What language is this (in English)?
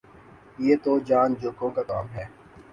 Urdu